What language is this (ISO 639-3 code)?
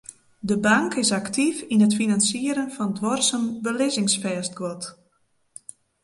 fry